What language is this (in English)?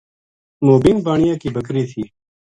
Gujari